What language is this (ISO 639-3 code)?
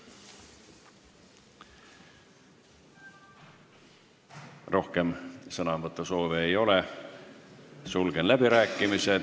est